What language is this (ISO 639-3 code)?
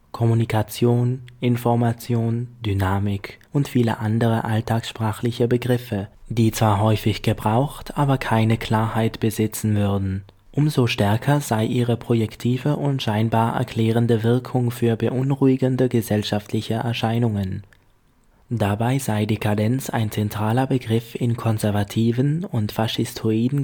deu